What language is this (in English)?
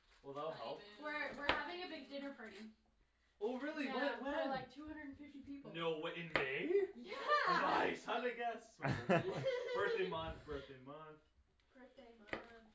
English